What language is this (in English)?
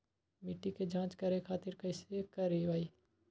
Magahi